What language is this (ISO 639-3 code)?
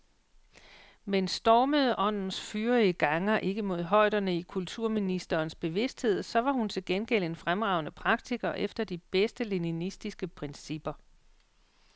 dan